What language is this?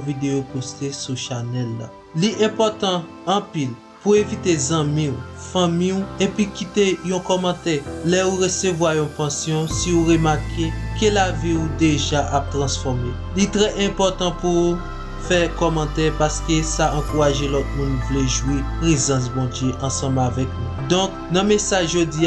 Haitian Creole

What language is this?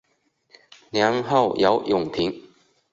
Chinese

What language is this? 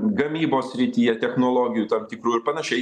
Lithuanian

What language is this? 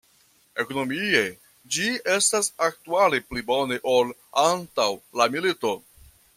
Esperanto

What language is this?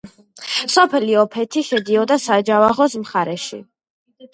Georgian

